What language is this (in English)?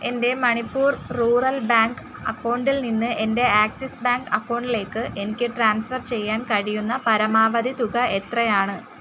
Malayalam